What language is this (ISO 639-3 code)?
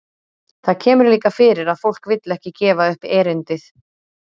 isl